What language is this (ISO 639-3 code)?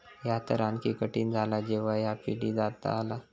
mar